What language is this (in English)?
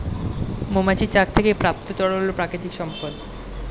Bangla